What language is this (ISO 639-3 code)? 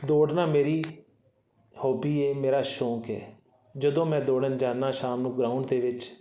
pan